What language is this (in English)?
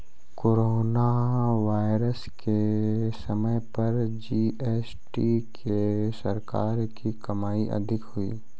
Hindi